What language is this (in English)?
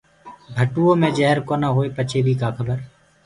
Gurgula